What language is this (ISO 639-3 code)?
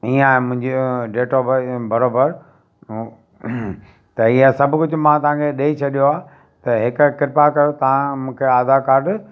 snd